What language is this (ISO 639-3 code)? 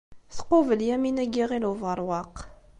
kab